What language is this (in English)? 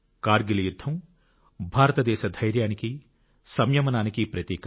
Telugu